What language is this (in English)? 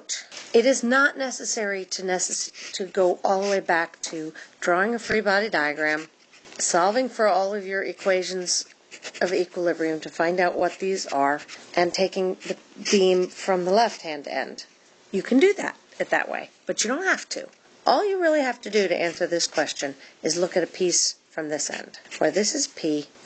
English